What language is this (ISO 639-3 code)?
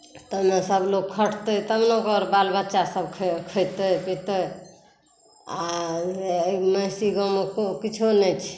mai